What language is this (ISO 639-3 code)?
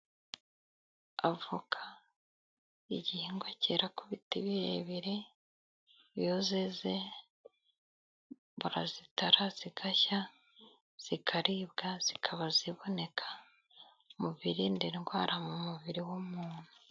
kin